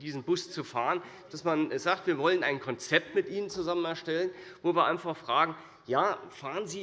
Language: German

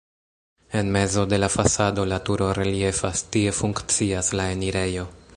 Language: Esperanto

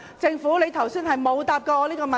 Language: Cantonese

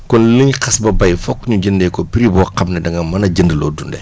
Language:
Wolof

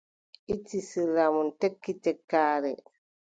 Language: Adamawa Fulfulde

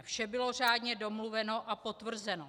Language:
Czech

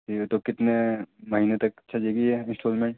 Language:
Urdu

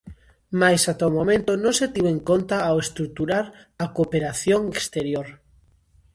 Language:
Galician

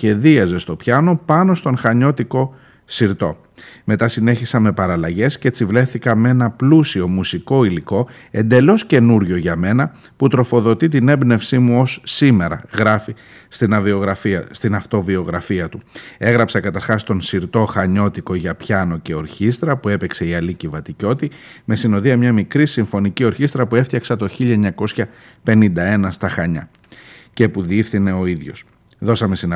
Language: Greek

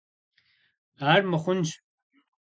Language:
Kabardian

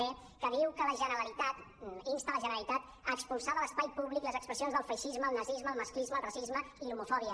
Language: Catalan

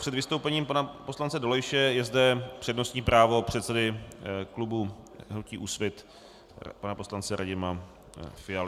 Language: Czech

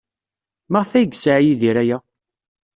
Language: Kabyle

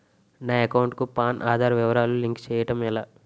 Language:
Telugu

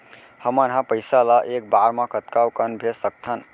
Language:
Chhattisgarhi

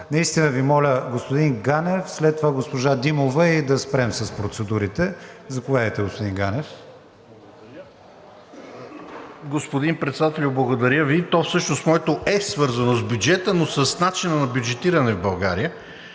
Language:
Bulgarian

